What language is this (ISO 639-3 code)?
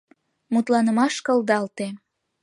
chm